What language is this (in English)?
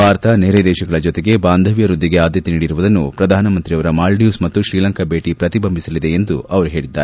Kannada